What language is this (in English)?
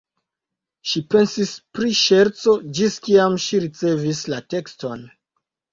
Esperanto